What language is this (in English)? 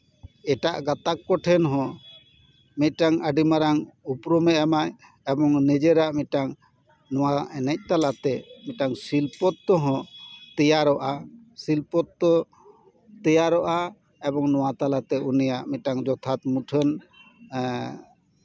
Santali